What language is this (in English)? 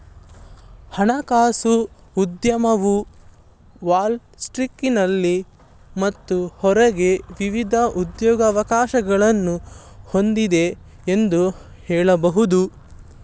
Kannada